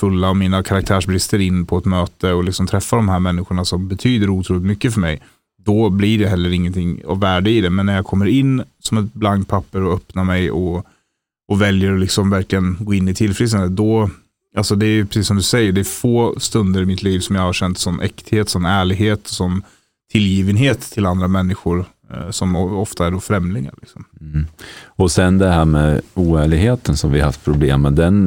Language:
Swedish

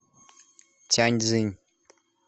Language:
Russian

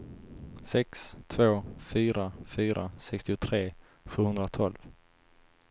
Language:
Swedish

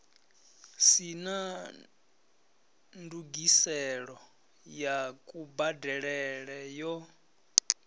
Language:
Venda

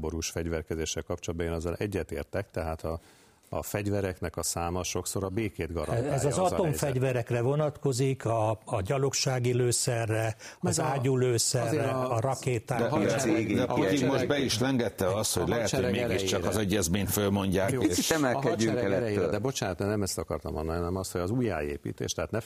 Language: Hungarian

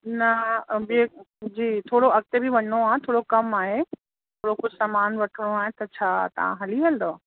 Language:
Sindhi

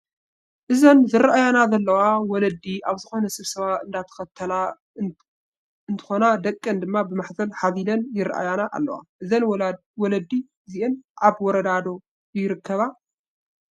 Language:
Tigrinya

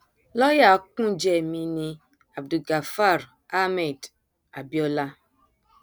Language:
Yoruba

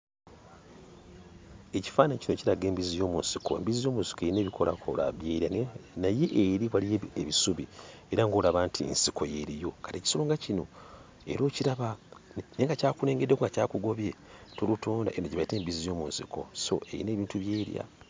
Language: Ganda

